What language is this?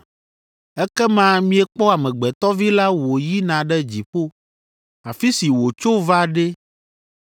Ewe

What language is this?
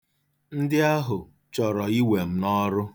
Igbo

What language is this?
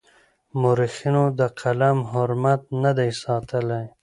Pashto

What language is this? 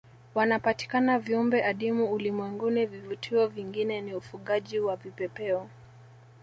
Swahili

